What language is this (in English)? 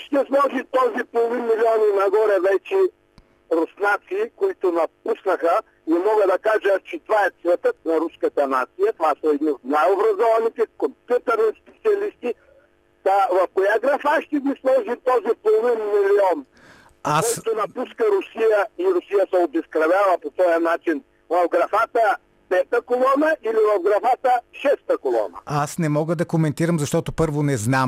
Bulgarian